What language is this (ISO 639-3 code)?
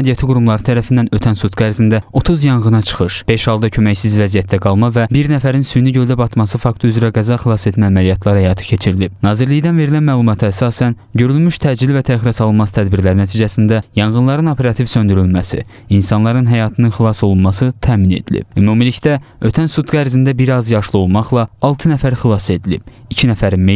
tur